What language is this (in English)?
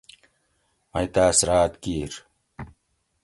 Gawri